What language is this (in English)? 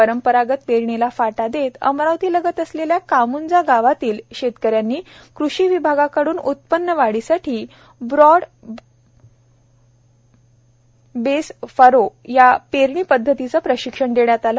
Marathi